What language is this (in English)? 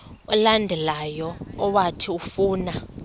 Xhosa